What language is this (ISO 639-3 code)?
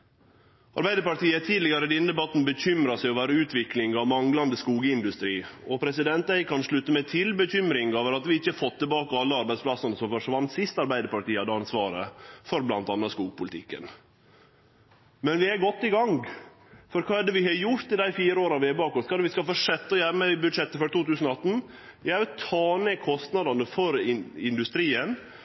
nno